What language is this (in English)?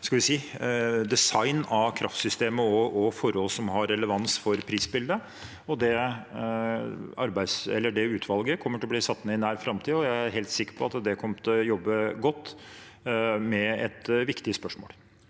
Norwegian